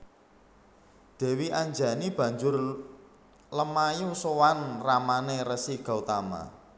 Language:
Javanese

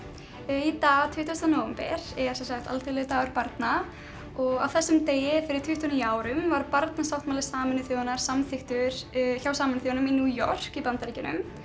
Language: Icelandic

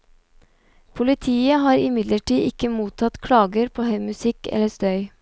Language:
Norwegian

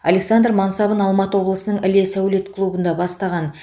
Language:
Kazakh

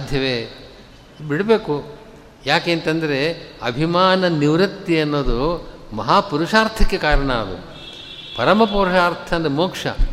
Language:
Kannada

